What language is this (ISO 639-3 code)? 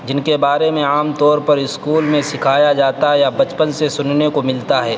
urd